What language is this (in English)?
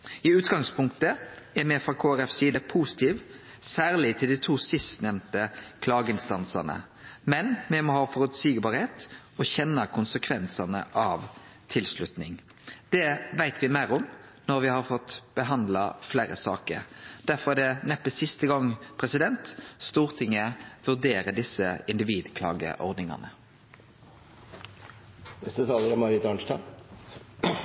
Norwegian Nynorsk